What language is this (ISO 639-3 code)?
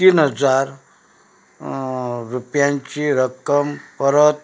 kok